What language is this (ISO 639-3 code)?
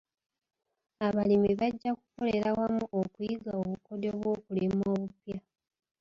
lug